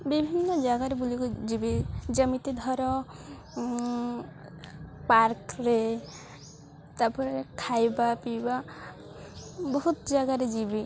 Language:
Odia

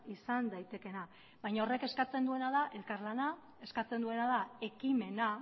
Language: Basque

